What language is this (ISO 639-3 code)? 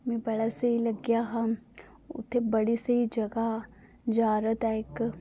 doi